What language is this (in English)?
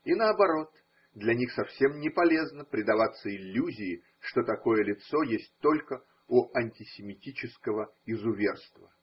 Russian